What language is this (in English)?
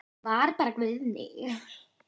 Icelandic